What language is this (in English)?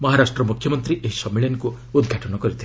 Odia